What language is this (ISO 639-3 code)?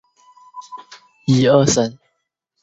zho